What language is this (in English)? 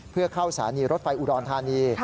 Thai